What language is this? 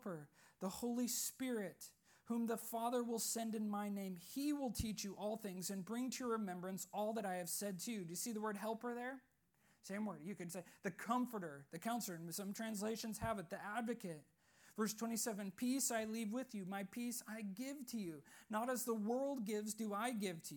English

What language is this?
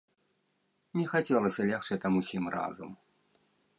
Belarusian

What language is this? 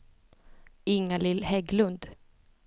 Swedish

